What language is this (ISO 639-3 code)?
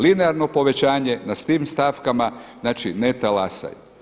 hrv